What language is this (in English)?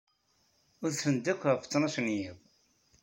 Kabyle